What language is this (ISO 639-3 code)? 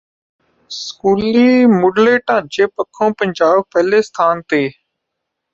pan